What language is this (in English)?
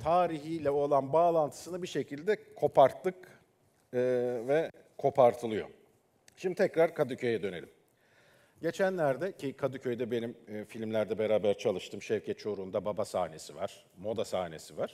Turkish